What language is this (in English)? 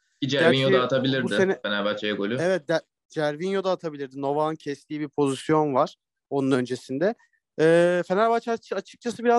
Turkish